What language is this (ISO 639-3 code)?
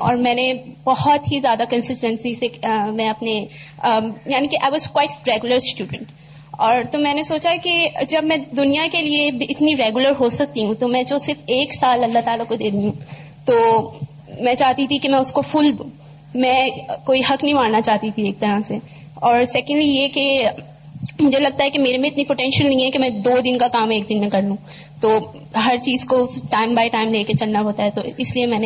urd